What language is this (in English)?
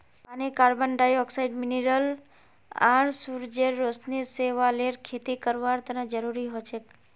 Magahi